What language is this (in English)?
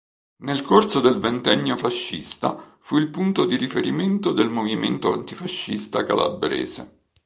Italian